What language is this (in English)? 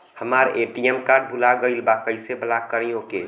Bhojpuri